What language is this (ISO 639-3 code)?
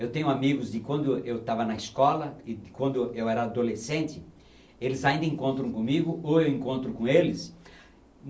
por